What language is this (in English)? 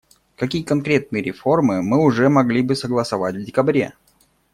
Russian